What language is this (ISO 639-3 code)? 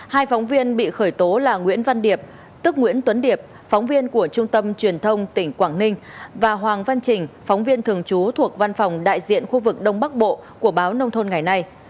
vie